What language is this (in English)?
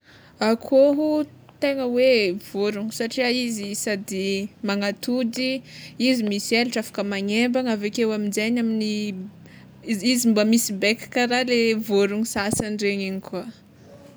Tsimihety Malagasy